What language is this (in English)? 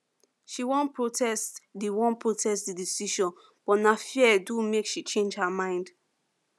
Nigerian Pidgin